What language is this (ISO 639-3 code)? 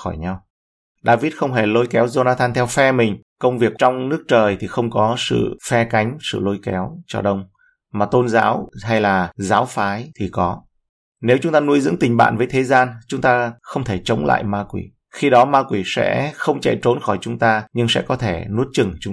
vie